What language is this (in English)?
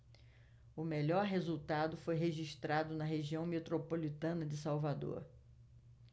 Portuguese